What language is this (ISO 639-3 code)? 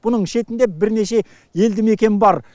kaz